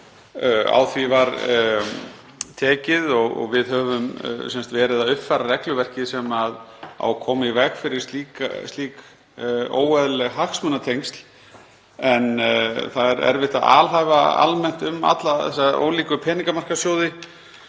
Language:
Icelandic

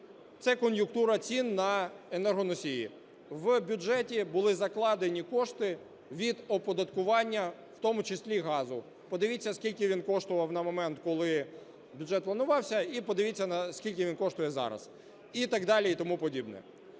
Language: Ukrainian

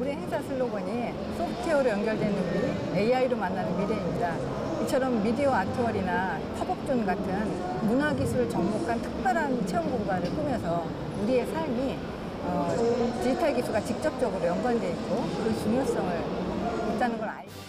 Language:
Korean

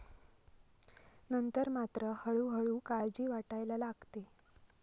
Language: Marathi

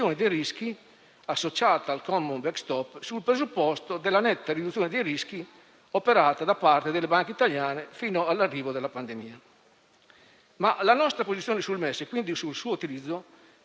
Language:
Italian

